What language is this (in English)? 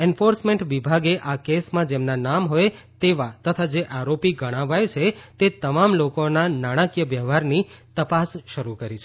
Gujarati